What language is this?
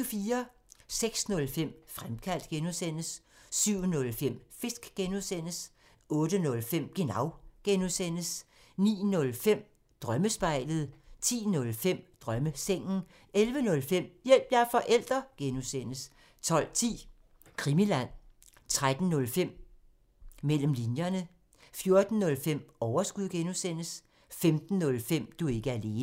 Danish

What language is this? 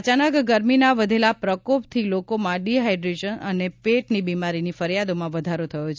Gujarati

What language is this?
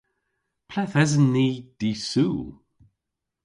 Cornish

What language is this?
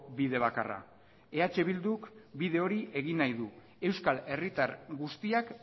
Basque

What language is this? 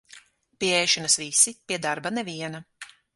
Latvian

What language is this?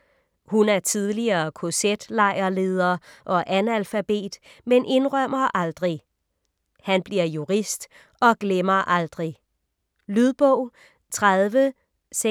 Danish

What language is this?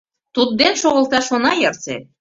Mari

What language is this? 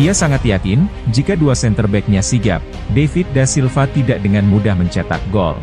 Indonesian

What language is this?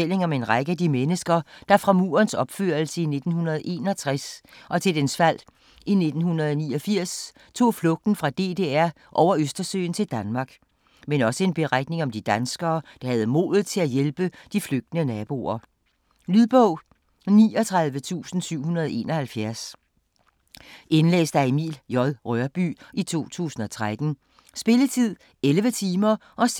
Danish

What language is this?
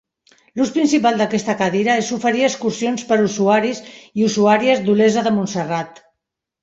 Catalan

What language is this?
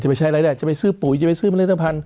Thai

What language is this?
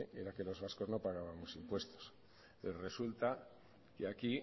Spanish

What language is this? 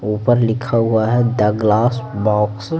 Hindi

